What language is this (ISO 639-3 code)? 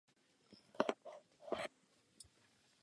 ces